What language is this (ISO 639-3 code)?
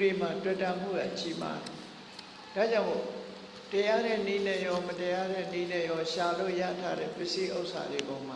vie